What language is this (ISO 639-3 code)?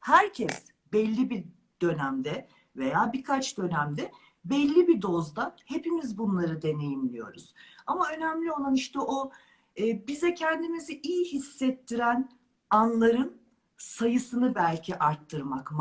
tur